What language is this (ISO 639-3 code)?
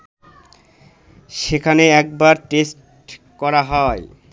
ben